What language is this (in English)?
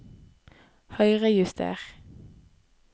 Norwegian